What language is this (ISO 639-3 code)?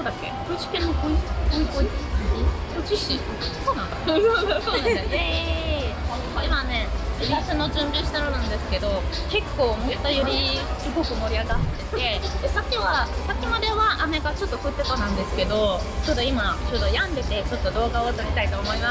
jpn